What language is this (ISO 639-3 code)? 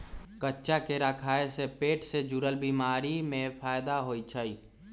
mag